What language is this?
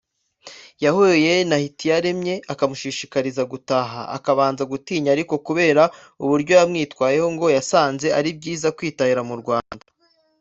Kinyarwanda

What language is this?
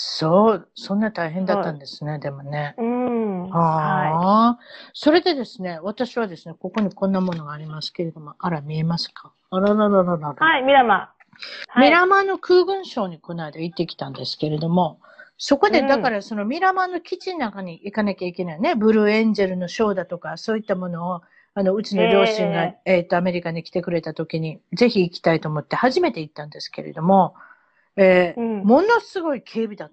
Japanese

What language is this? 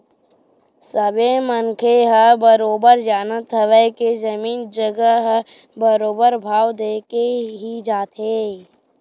Chhattisgarhi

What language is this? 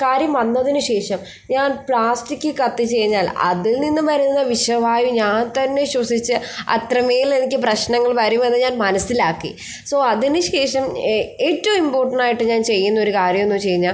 Malayalam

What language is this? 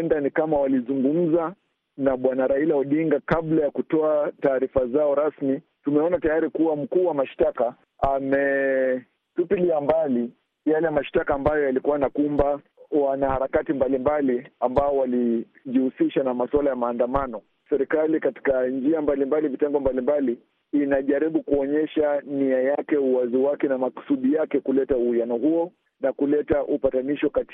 Swahili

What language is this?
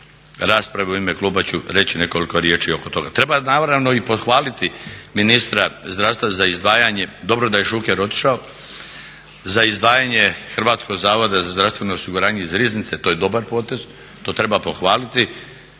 Croatian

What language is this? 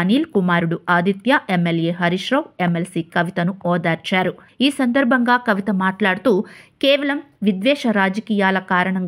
Telugu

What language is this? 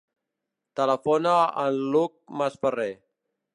Catalan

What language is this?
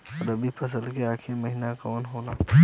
Bhojpuri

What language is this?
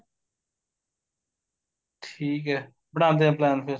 Punjabi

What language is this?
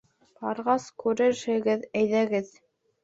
Bashkir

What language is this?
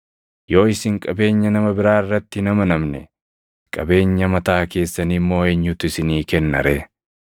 Oromo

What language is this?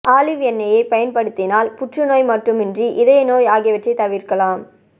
Tamil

